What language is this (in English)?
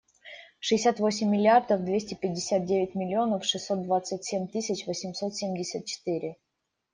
Russian